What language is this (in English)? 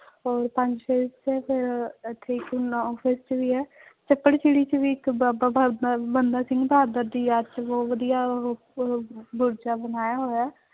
Punjabi